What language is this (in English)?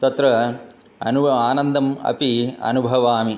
Sanskrit